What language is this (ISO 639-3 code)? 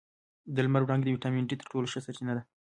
pus